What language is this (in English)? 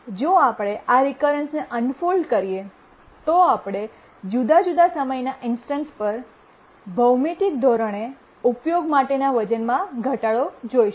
Gujarati